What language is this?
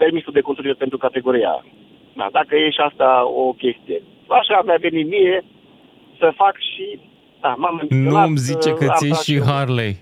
Romanian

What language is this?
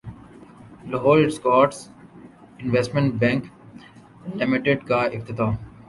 Urdu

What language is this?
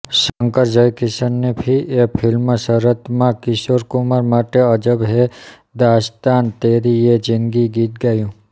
Gujarati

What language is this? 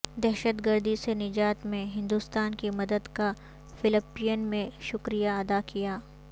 Urdu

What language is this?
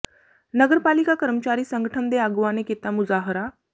Punjabi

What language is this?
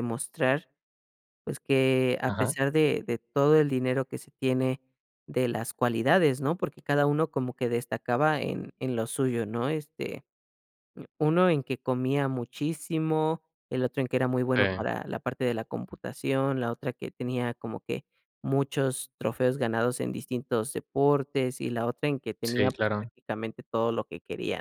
Spanish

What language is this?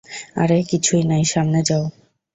Bangla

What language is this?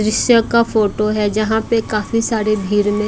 Hindi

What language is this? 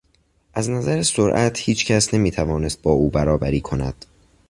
Persian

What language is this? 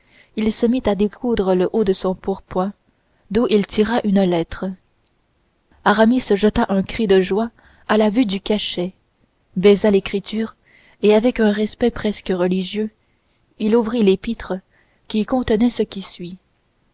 French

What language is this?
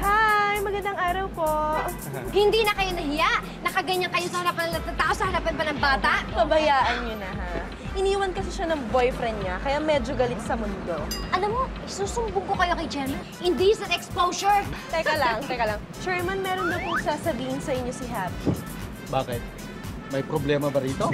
Filipino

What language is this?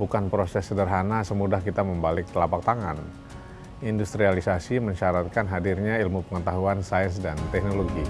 Indonesian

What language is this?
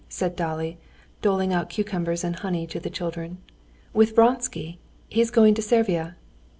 English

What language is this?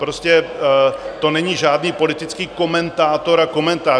Czech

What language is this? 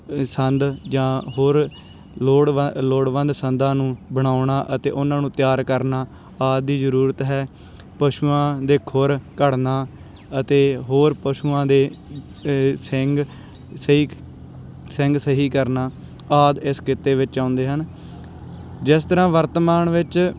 Punjabi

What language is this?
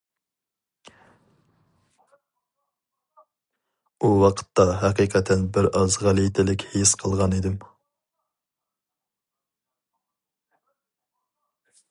Uyghur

